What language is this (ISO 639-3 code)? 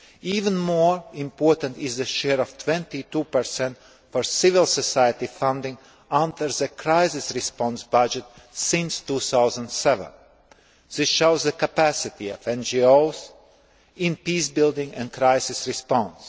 eng